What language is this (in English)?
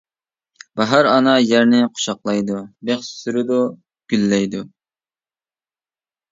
Uyghur